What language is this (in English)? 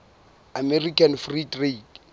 Southern Sotho